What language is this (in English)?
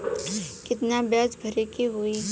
Bhojpuri